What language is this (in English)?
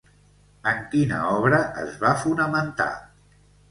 Catalan